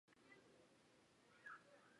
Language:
Chinese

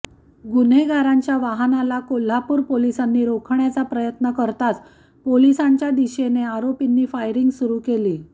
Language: Marathi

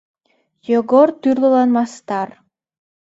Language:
Mari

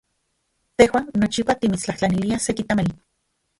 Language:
Central Puebla Nahuatl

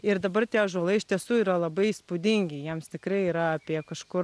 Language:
Lithuanian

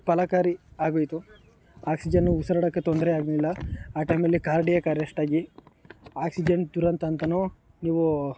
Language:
Kannada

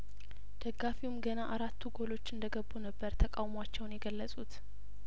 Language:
Amharic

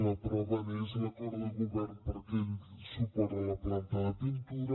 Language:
Catalan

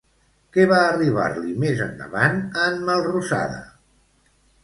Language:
Catalan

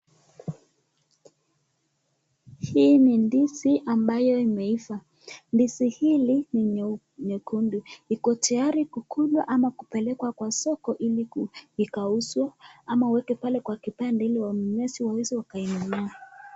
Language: Swahili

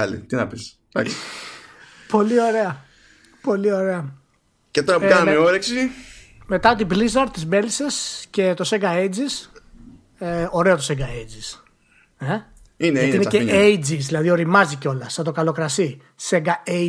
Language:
Greek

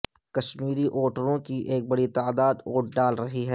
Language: Urdu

